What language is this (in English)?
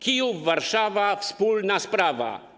Polish